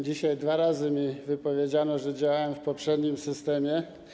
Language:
Polish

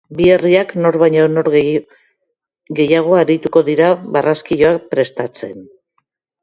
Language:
Basque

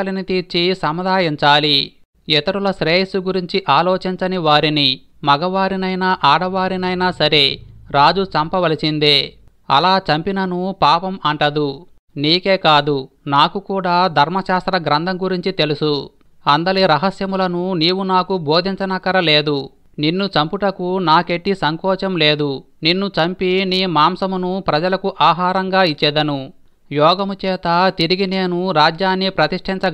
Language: Telugu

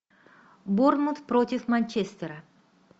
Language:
Russian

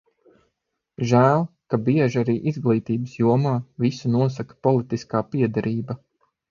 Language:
Latvian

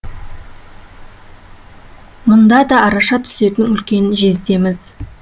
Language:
Kazakh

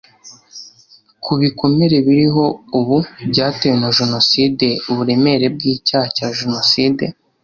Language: Kinyarwanda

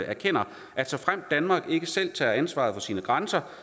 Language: Danish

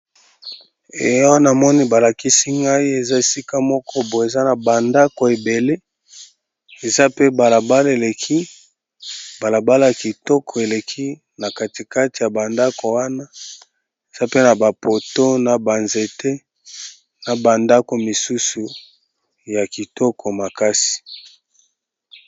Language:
Lingala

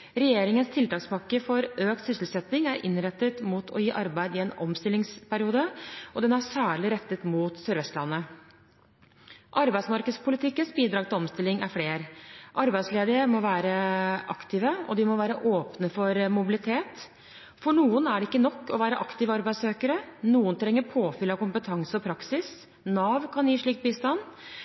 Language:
Norwegian Bokmål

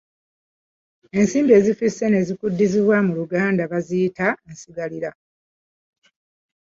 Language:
Ganda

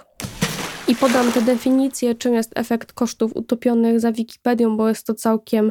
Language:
Polish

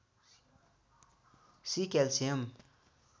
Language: Nepali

